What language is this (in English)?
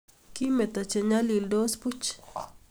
Kalenjin